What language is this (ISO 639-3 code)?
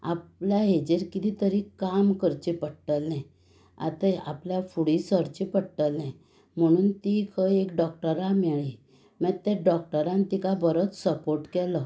kok